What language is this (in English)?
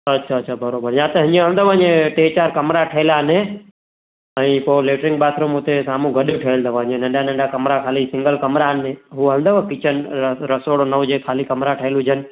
Sindhi